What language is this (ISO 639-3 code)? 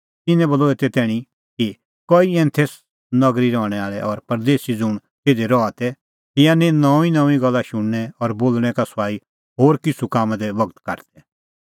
kfx